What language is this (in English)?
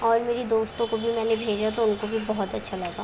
Urdu